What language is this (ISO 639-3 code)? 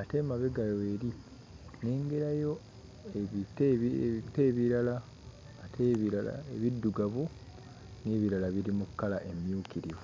lug